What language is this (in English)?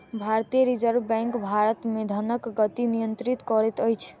Maithili